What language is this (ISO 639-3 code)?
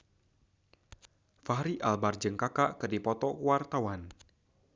sun